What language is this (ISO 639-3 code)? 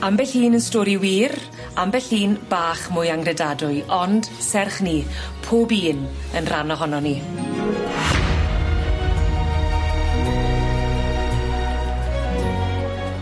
cym